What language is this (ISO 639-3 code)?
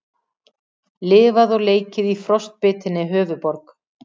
isl